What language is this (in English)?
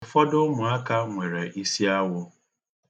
Igbo